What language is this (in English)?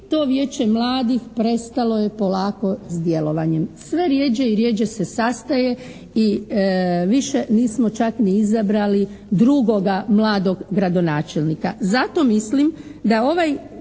Croatian